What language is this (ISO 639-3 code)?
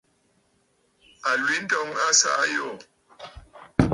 bfd